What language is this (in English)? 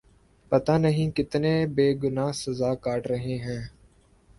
Urdu